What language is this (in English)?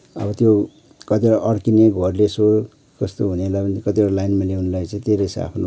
Nepali